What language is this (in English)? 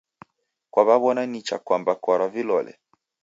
Taita